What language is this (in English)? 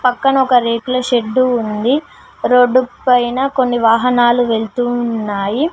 Telugu